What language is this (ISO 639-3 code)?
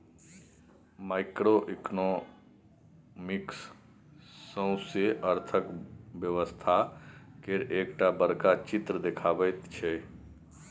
mai